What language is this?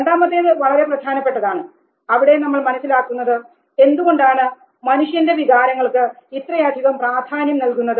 Malayalam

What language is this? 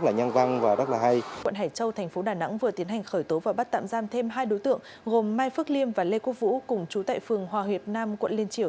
Vietnamese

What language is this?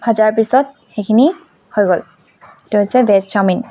Assamese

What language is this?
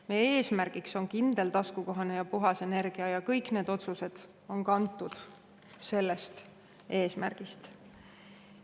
Estonian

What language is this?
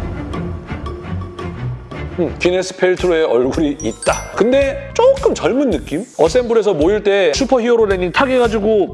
Korean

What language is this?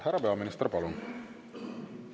Estonian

